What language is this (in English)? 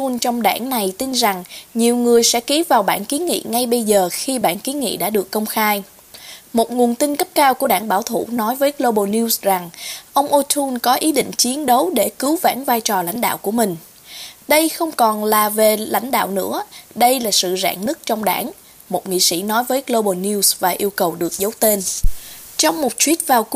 Vietnamese